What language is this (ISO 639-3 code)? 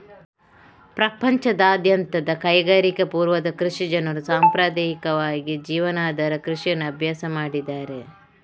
kan